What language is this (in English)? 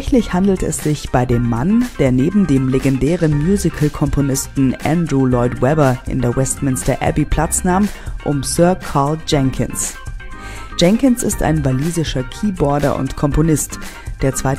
German